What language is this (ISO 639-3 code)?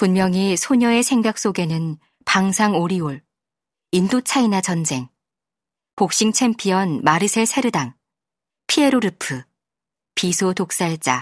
kor